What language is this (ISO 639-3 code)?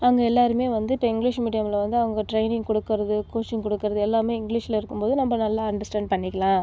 tam